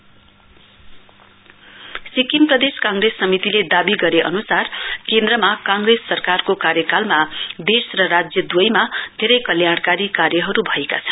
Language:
Nepali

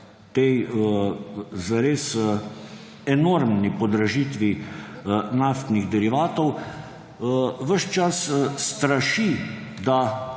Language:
Slovenian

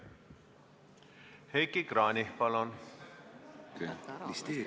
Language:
Estonian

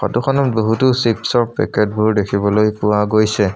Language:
Assamese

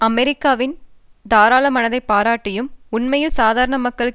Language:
Tamil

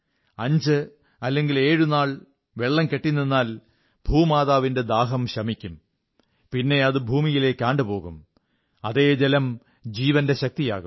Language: Malayalam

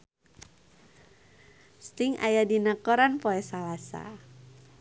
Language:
Sundanese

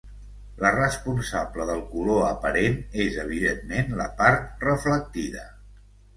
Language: Catalan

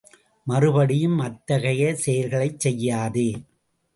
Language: Tamil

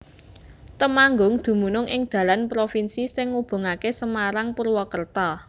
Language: Javanese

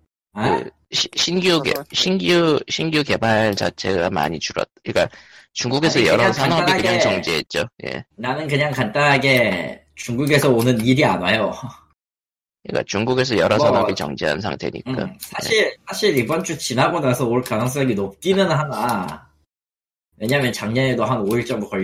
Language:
Korean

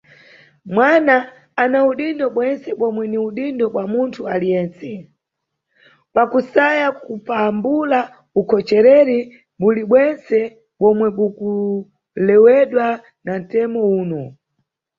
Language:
Nyungwe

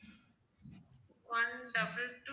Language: Tamil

